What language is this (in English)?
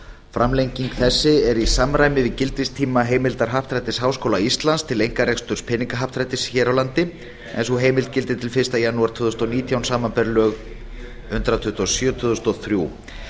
Icelandic